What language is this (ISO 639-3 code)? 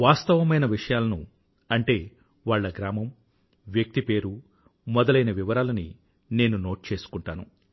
tel